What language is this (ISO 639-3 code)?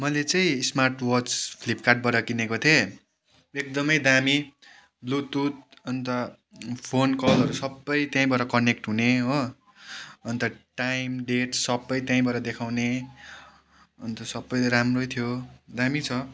nep